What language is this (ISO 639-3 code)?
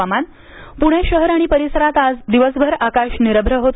mar